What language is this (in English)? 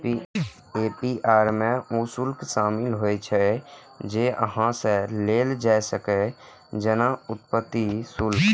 Maithili